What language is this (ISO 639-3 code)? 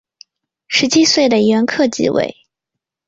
zho